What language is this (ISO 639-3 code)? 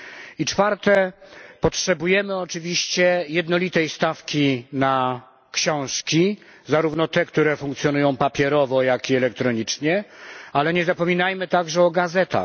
pol